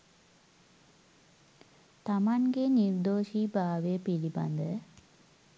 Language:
Sinhala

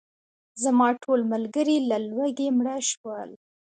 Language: Pashto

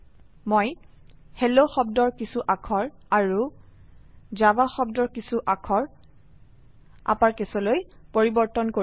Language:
Assamese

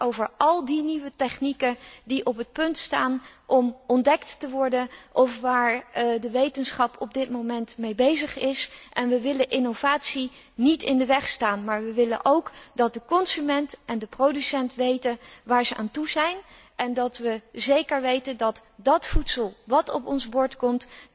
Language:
Dutch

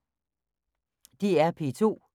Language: Danish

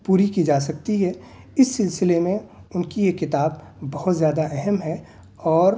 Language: Urdu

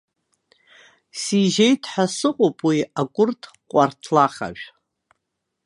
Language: Abkhazian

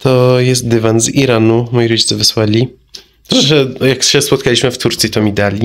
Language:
Polish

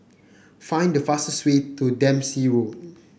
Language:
English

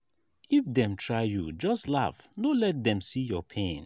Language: Nigerian Pidgin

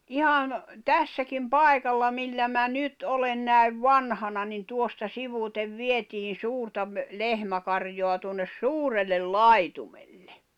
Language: Finnish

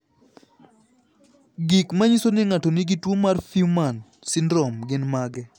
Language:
Luo (Kenya and Tanzania)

